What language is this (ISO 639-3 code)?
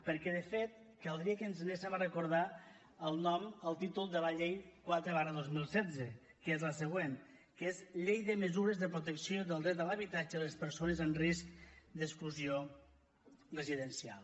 cat